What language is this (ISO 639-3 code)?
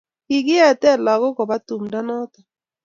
kln